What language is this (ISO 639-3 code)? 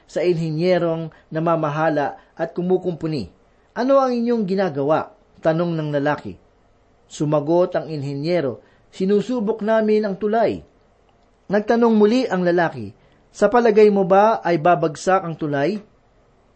fil